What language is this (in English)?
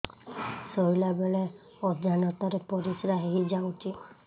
Odia